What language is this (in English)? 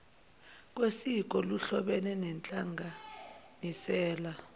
Zulu